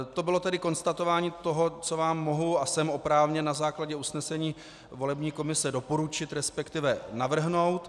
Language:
Czech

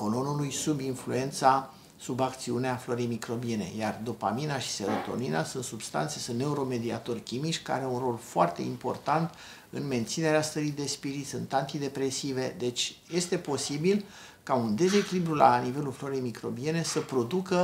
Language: Romanian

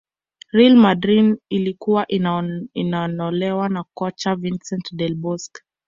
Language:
Swahili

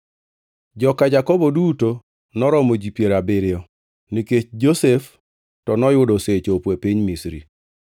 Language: Luo (Kenya and Tanzania)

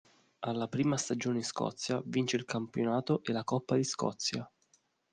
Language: Italian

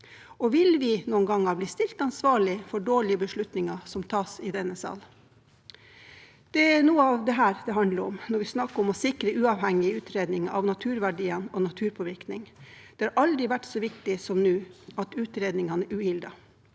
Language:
Norwegian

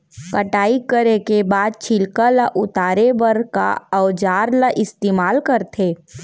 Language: Chhattisgarhi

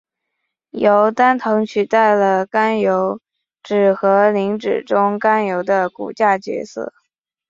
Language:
Chinese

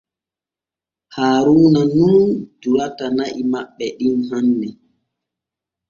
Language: Borgu Fulfulde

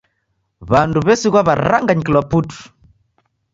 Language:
Taita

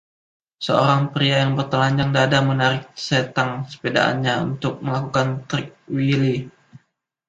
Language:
Indonesian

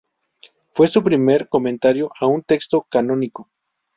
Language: Spanish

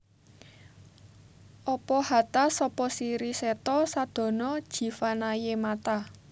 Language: Javanese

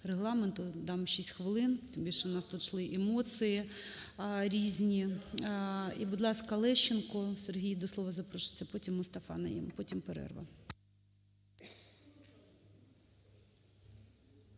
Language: Ukrainian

